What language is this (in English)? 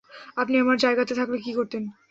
Bangla